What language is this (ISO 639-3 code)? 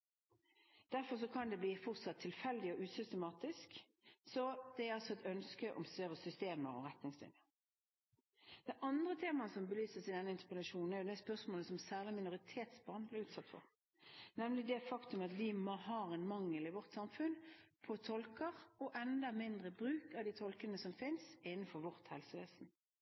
nob